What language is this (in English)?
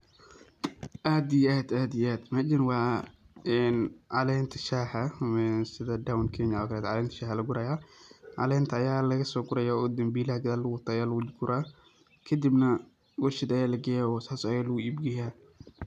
Somali